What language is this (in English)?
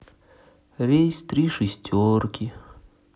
Russian